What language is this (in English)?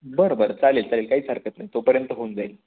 Marathi